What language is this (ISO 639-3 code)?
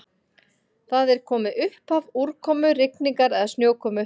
isl